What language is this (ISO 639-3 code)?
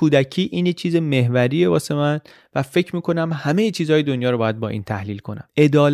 fas